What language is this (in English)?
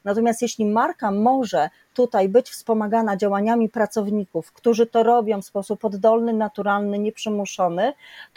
Polish